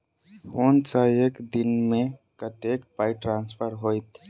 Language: Maithili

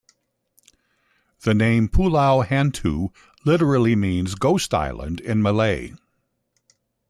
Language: English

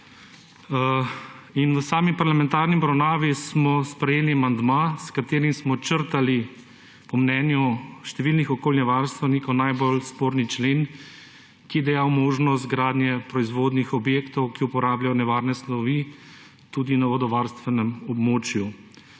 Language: Slovenian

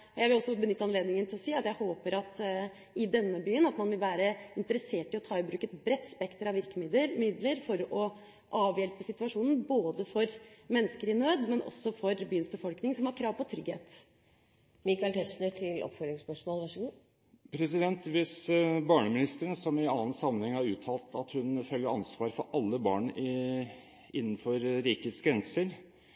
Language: Norwegian Bokmål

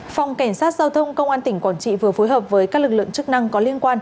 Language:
Vietnamese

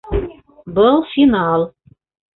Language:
Bashkir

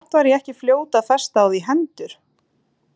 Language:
Icelandic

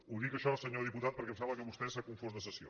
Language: Catalan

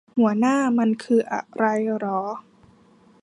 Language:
Thai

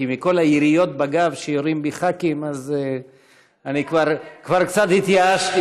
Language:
Hebrew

